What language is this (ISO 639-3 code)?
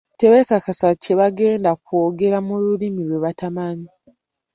lug